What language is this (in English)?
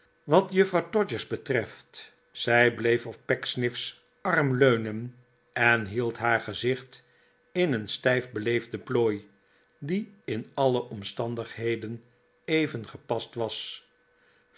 Dutch